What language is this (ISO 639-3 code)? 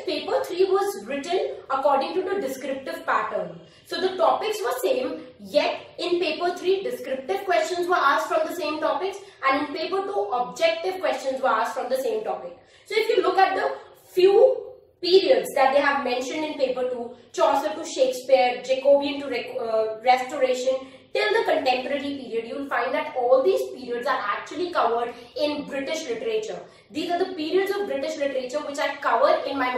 eng